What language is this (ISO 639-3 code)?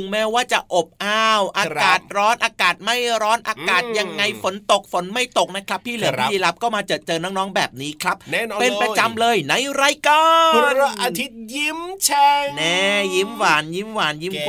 tha